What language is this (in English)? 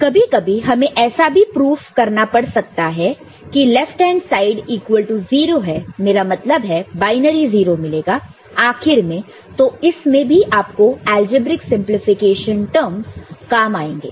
Hindi